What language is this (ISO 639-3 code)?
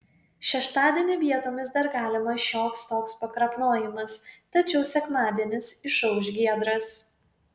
lit